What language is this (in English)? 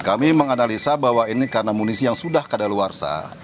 Indonesian